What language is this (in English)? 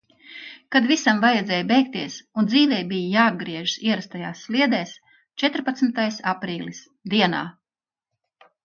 Latvian